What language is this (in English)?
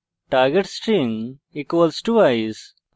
Bangla